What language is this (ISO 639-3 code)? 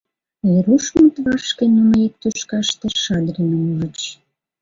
chm